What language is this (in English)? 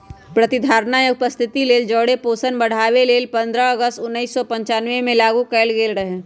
Magahi